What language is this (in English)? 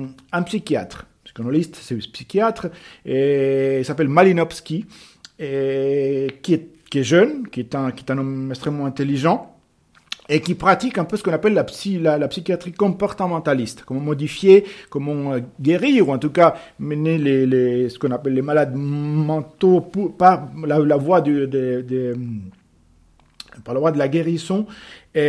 French